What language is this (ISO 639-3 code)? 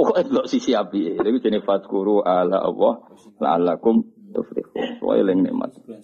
msa